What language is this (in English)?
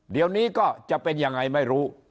Thai